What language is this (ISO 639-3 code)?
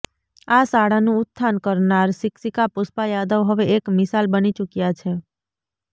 guj